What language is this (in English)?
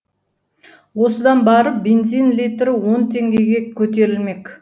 Kazakh